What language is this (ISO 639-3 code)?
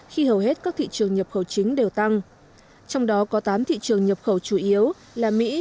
vie